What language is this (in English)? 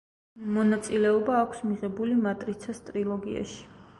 Georgian